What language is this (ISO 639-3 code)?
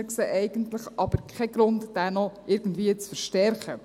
gsw